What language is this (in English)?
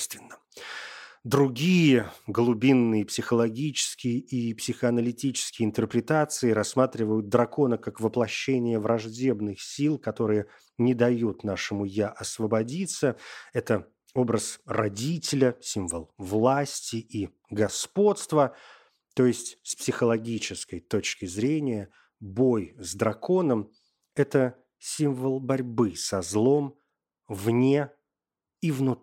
Russian